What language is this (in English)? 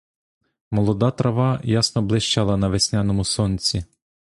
Ukrainian